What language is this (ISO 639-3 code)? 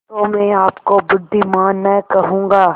hin